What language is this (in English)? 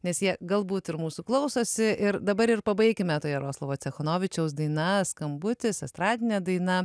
Lithuanian